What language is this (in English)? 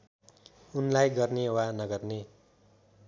Nepali